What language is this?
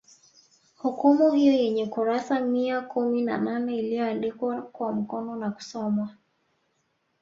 Swahili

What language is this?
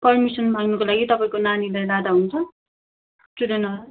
Nepali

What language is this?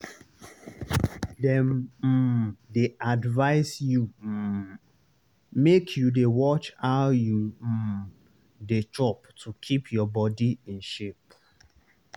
Nigerian Pidgin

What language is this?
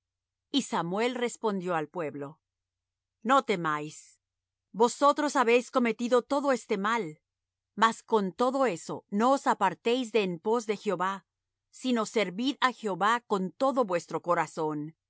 Spanish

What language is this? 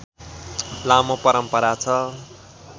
Nepali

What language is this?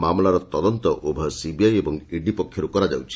Odia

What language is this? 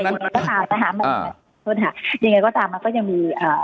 Thai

